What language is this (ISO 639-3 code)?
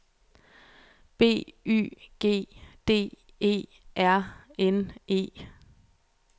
dan